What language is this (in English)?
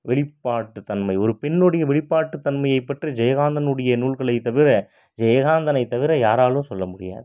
Tamil